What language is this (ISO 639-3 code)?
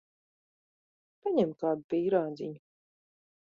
lav